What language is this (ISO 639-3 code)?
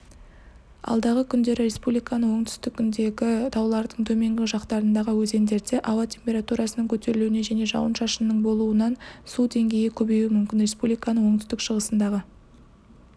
kaz